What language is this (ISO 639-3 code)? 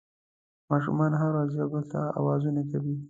pus